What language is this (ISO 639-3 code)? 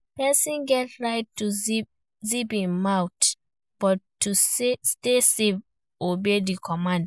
pcm